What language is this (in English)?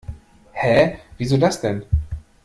German